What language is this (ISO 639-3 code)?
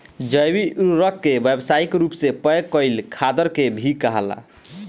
bho